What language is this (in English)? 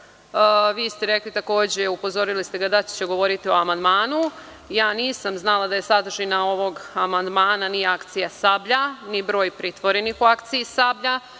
Serbian